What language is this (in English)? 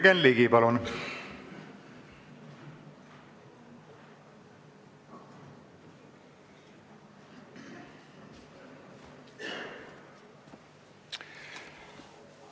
Estonian